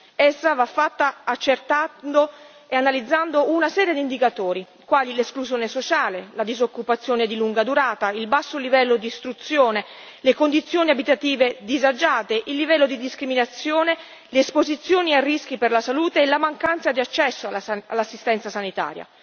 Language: Italian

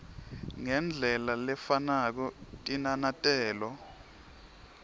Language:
Swati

